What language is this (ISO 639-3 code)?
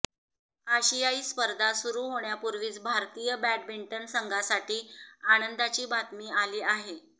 mar